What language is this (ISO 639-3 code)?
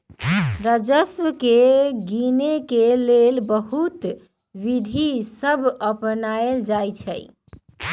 mag